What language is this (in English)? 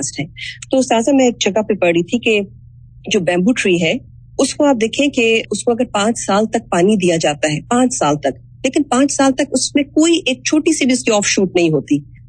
Urdu